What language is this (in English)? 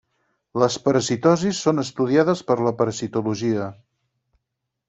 Catalan